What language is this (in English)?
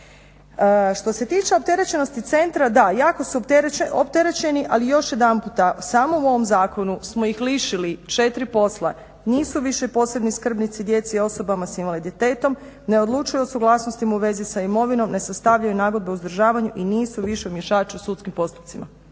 Croatian